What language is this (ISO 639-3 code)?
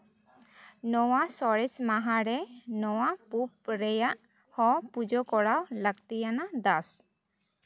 sat